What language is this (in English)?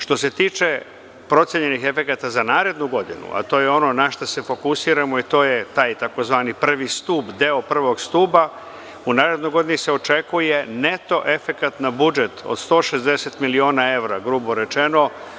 Serbian